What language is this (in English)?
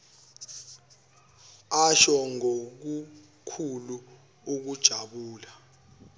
Zulu